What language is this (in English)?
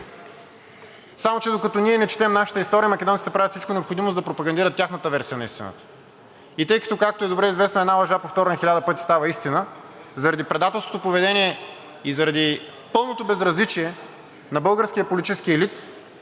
Bulgarian